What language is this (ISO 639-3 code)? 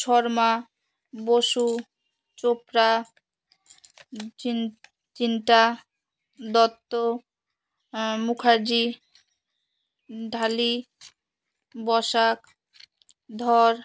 ben